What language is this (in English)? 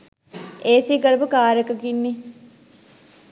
Sinhala